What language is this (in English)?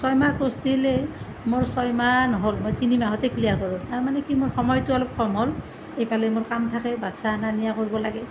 Assamese